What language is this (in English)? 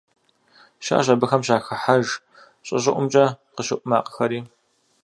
Kabardian